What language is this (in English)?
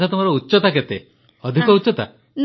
Odia